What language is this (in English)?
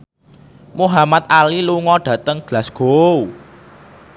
Javanese